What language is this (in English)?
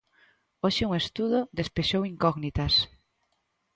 Galician